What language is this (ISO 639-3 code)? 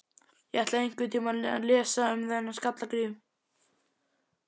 isl